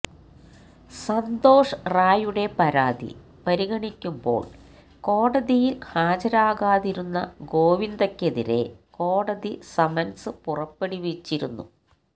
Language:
Malayalam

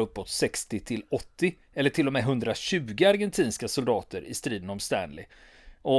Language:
Swedish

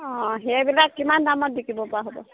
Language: Assamese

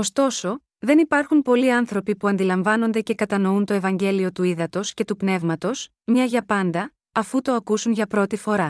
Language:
Greek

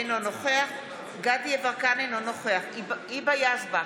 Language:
Hebrew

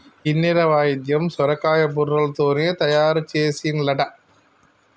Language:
Telugu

